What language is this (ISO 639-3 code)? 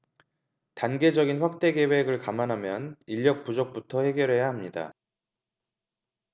kor